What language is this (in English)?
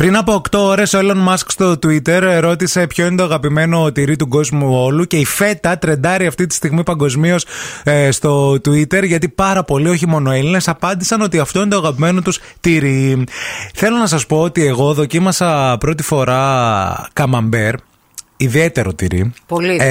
Greek